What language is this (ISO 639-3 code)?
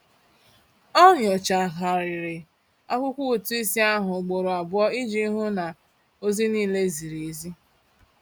ibo